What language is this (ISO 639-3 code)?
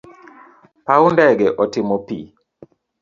luo